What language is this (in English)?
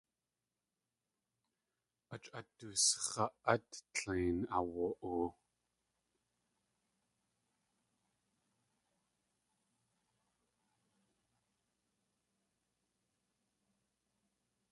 Tlingit